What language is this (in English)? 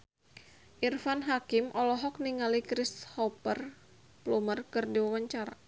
Sundanese